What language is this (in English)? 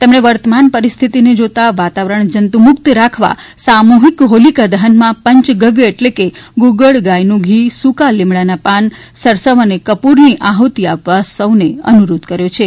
Gujarati